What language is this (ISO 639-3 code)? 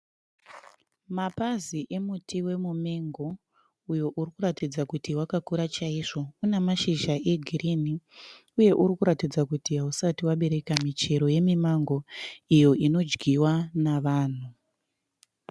sna